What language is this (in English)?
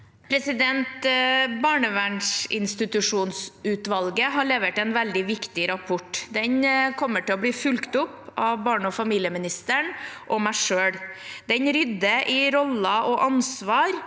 Norwegian